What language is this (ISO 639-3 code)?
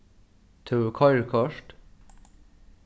fao